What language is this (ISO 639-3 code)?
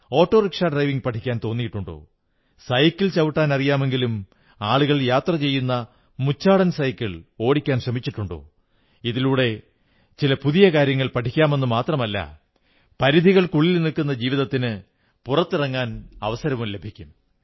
mal